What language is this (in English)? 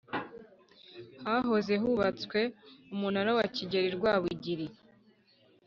Kinyarwanda